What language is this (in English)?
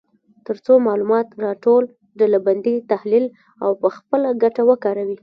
Pashto